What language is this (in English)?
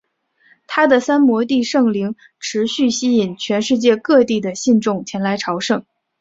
Chinese